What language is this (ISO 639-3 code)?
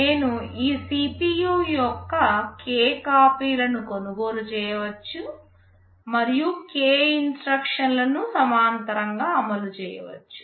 tel